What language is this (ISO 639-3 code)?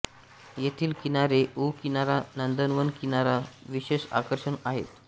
mar